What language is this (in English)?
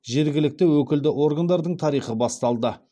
Kazakh